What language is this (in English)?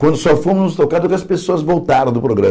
Portuguese